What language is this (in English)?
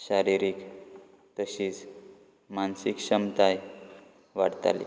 Konkani